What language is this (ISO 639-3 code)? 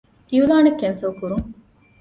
div